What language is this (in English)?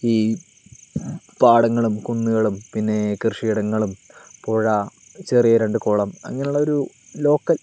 Malayalam